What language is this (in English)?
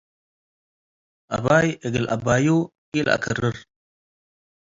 Tigre